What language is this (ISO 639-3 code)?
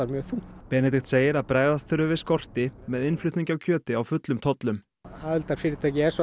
isl